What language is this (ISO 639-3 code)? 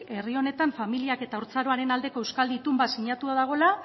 eus